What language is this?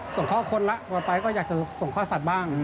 Thai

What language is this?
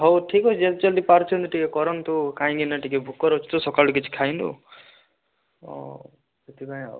Odia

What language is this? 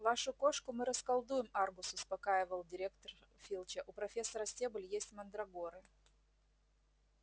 Russian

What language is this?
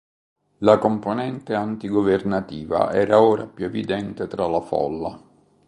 Italian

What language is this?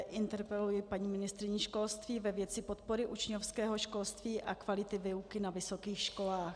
Czech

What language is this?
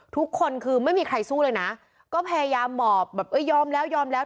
Thai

